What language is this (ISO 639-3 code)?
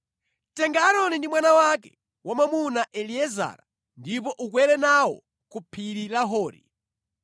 nya